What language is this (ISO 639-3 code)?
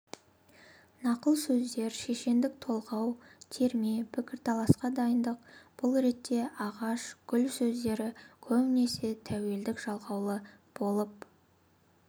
kaz